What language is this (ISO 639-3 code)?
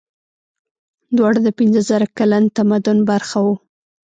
pus